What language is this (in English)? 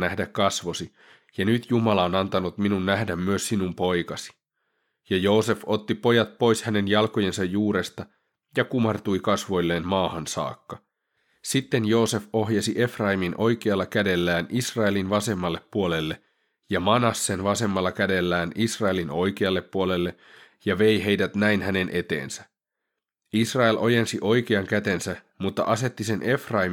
Finnish